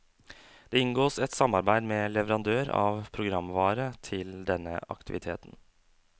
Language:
Norwegian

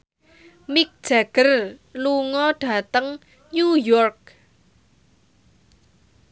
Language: Javanese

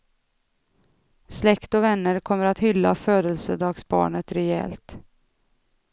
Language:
Swedish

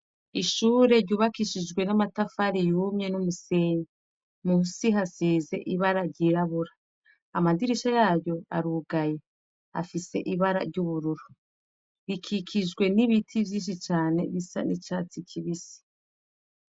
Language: Rundi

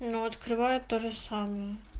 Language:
Russian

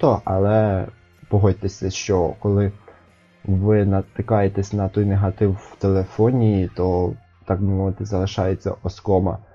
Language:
Ukrainian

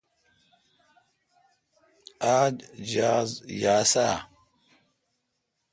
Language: Kalkoti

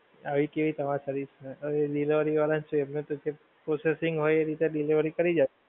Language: Gujarati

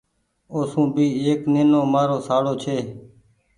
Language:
Goaria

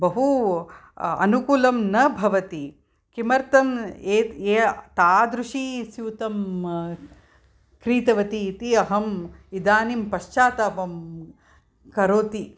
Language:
Sanskrit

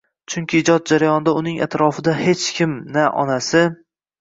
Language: Uzbek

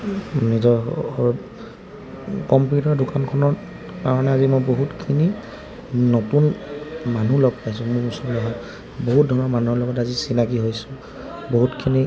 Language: Assamese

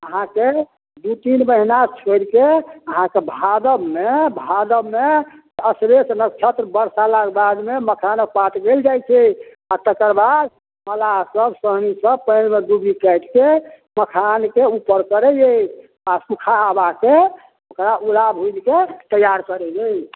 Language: Maithili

